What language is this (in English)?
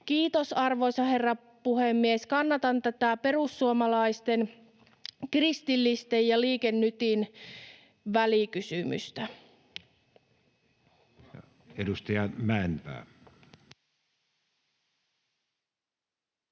Finnish